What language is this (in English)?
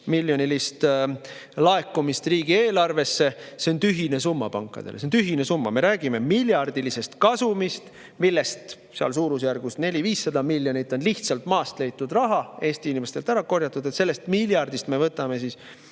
Estonian